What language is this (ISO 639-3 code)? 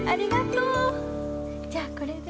jpn